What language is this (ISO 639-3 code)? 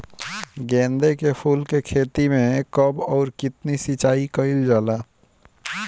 bho